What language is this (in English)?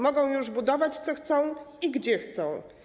Polish